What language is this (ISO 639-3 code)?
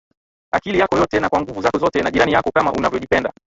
swa